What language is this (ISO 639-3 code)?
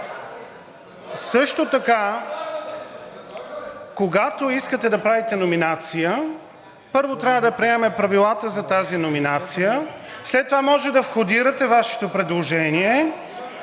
bul